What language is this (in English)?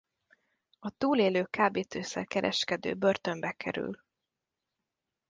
Hungarian